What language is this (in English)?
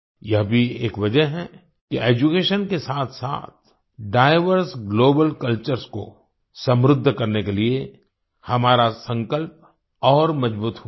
Hindi